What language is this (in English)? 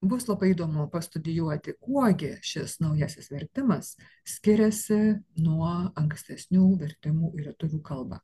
Lithuanian